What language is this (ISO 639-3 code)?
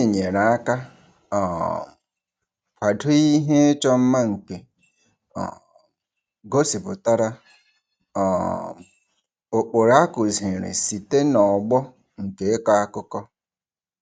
ibo